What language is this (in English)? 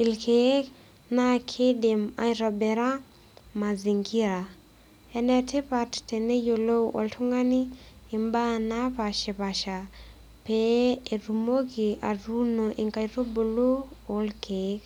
Masai